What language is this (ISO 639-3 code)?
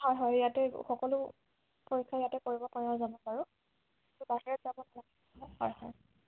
asm